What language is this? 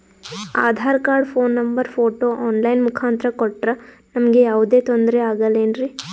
Kannada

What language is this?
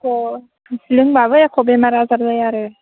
Bodo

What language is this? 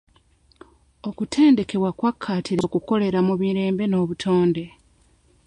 Ganda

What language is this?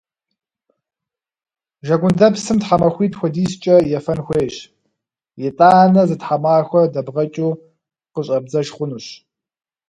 Kabardian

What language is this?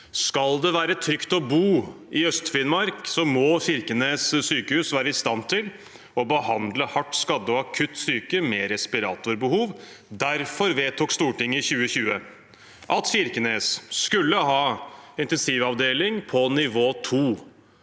Norwegian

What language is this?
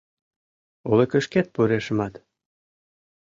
Mari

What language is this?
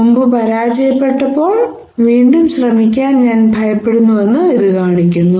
Malayalam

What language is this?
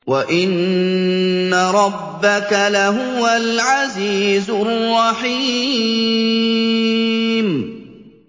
Arabic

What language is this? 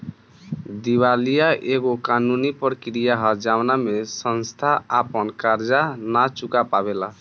Bhojpuri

